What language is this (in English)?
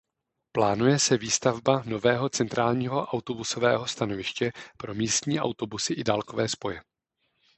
Czech